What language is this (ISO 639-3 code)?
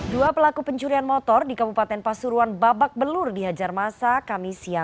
ind